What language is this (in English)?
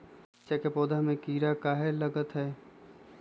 Magahi